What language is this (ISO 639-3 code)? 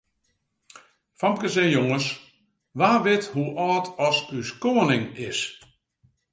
fry